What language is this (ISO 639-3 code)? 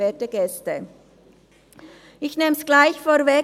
gsw